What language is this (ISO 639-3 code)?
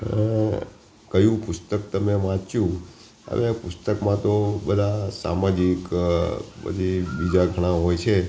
guj